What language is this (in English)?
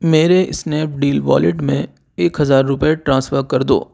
Urdu